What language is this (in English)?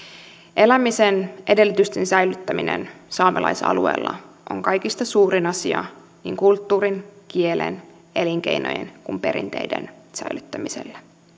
Finnish